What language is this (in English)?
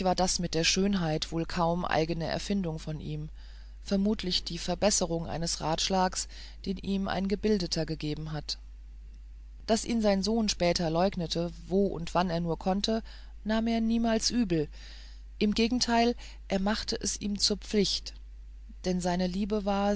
German